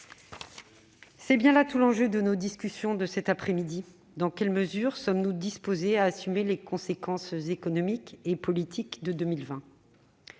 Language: French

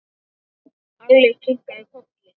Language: Icelandic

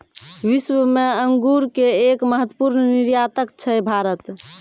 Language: Maithili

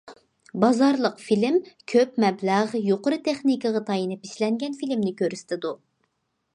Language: Uyghur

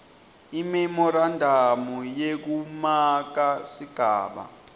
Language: Swati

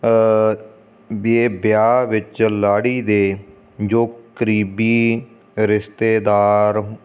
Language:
Punjabi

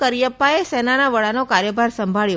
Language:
Gujarati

